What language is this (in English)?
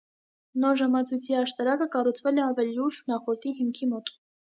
Armenian